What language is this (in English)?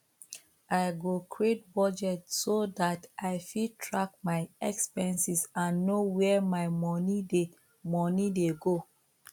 Nigerian Pidgin